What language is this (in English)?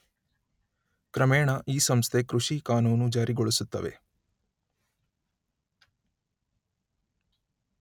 Kannada